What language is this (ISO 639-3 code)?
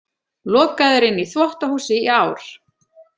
isl